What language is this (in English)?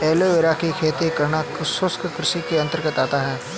Hindi